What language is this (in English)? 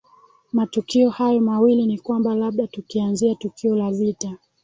Swahili